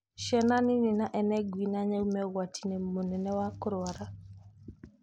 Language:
Kikuyu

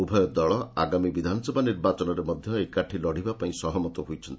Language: Odia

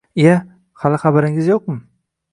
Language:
Uzbek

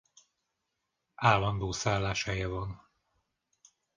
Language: Hungarian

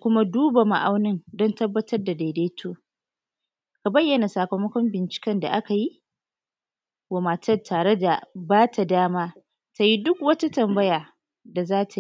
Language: Hausa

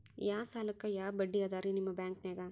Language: Kannada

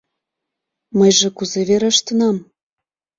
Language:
Mari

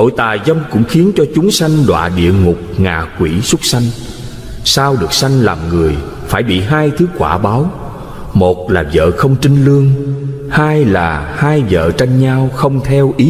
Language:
Vietnamese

